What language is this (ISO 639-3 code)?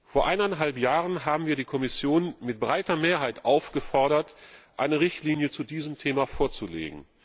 deu